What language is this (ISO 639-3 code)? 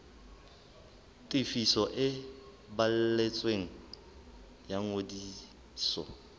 sot